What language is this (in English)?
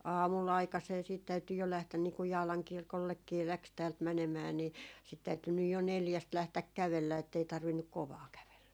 Finnish